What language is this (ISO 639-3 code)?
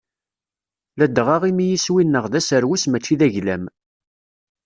kab